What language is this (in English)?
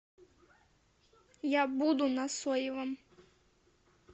Russian